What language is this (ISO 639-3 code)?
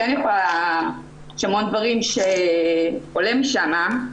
heb